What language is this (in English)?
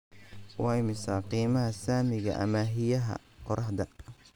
Somali